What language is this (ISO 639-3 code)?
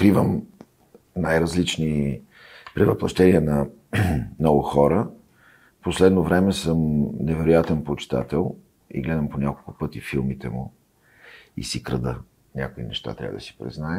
bul